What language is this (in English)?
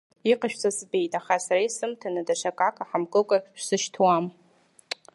Abkhazian